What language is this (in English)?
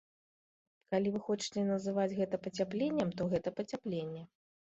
Belarusian